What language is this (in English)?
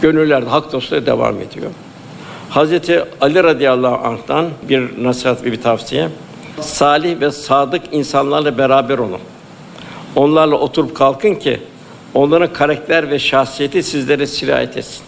Turkish